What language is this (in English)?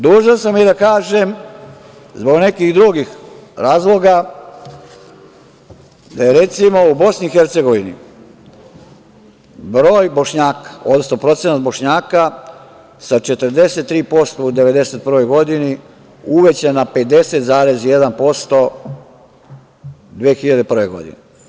Serbian